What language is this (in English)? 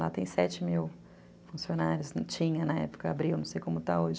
Portuguese